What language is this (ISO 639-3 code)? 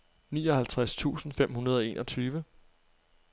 dan